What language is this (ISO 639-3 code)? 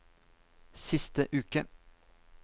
nor